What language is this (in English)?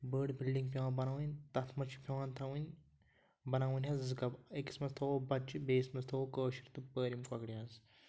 Kashmiri